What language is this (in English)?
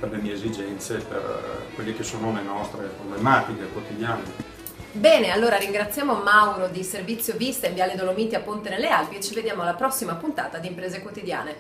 Italian